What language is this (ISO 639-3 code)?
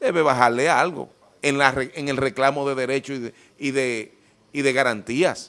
spa